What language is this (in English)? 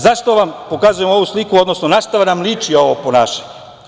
Serbian